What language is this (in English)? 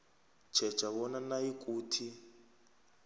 South Ndebele